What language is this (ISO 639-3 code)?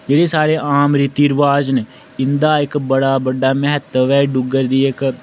doi